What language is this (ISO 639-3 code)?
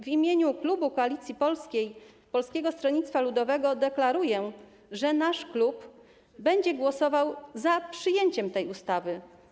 pol